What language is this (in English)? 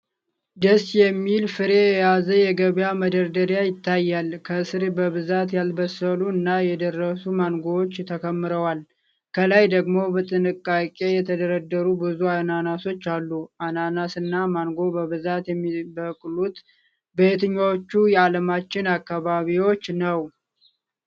Amharic